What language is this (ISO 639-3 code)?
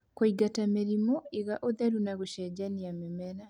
kik